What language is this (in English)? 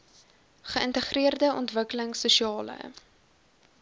Afrikaans